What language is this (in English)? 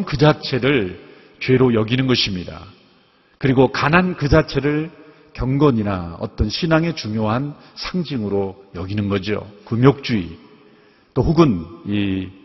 Korean